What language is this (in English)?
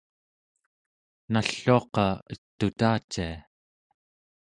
Central Yupik